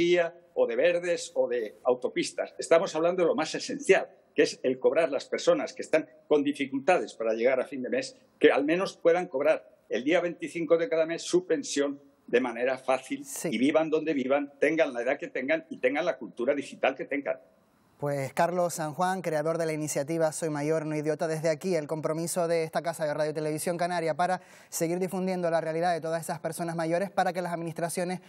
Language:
Spanish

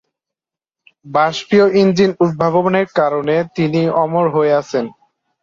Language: Bangla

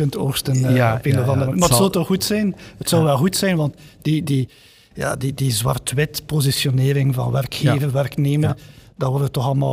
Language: Dutch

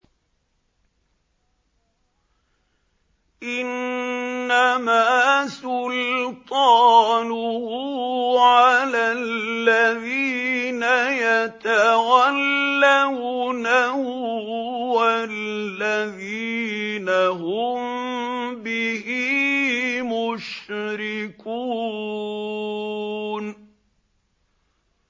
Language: Arabic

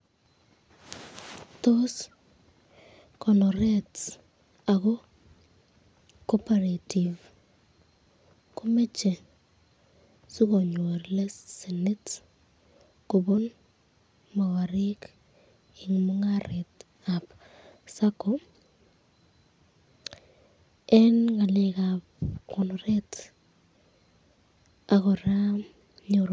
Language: Kalenjin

